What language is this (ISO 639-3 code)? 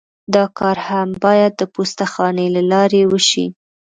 pus